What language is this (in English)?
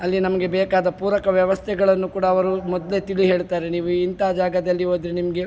Kannada